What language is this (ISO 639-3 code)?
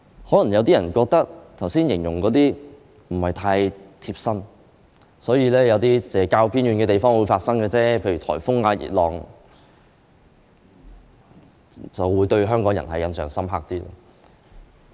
yue